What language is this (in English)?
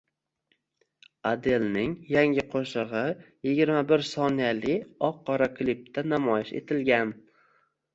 Uzbek